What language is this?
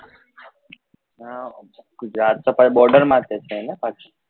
Gujarati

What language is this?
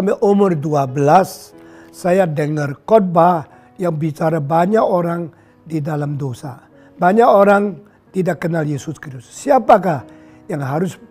Indonesian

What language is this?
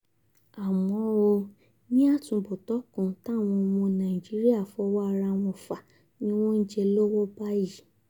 Yoruba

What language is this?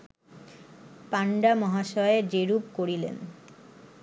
Bangla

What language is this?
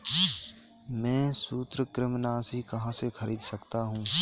Hindi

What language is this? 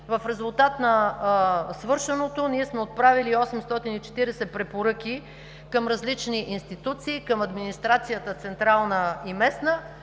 Bulgarian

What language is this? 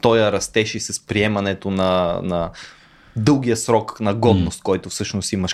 Bulgarian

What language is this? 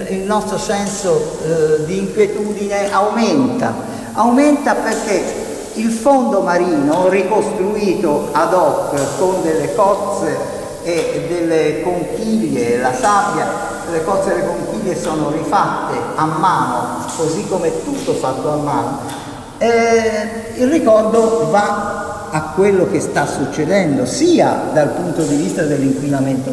Italian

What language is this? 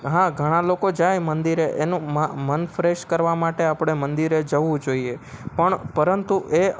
Gujarati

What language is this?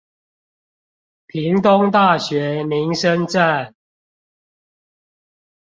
Chinese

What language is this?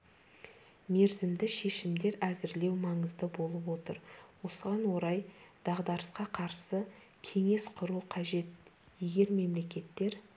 Kazakh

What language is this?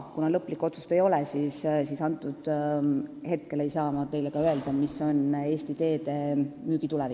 Estonian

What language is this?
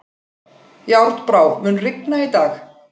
Icelandic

